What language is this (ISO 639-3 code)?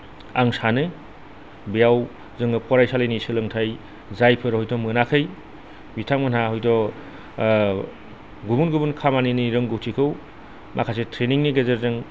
brx